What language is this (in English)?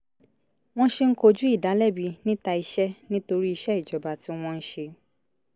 Yoruba